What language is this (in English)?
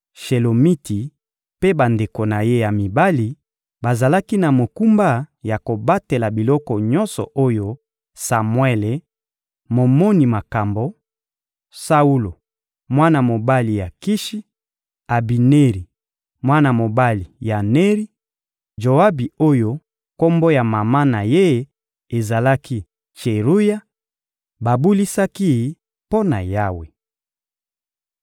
Lingala